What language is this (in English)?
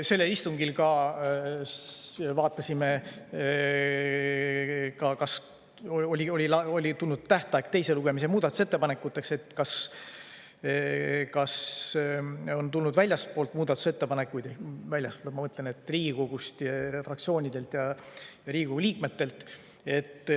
Estonian